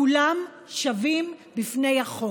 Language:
Hebrew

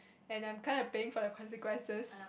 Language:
English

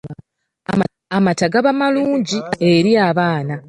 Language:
Ganda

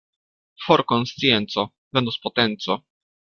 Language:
Esperanto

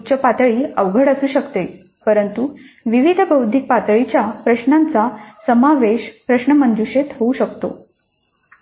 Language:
Marathi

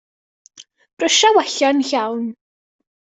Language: Welsh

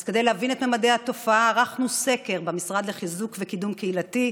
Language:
Hebrew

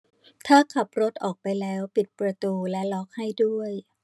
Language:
Thai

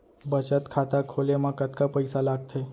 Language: Chhattisgarhi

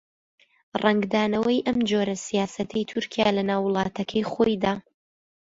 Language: Central Kurdish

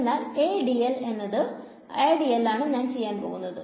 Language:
Malayalam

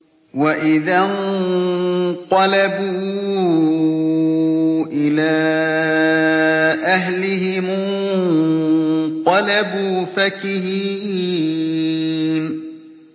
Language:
Arabic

